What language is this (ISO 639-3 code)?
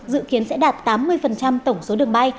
vie